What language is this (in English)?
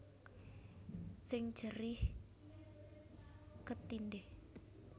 Javanese